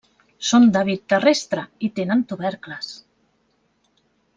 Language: Catalan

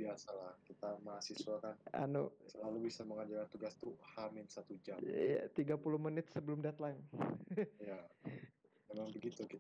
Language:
Indonesian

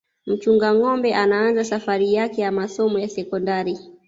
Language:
Swahili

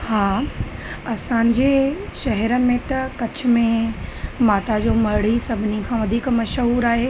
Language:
Sindhi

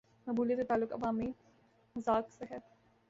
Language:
Urdu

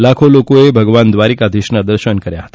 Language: Gujarati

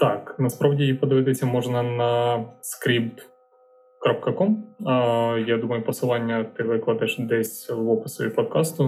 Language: Ukrainian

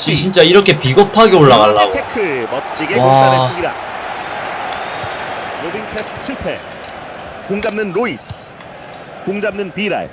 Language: Korean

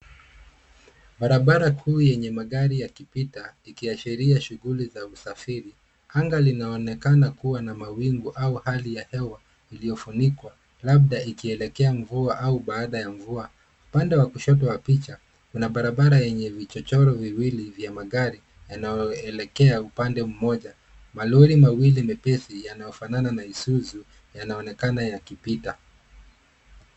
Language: Swahili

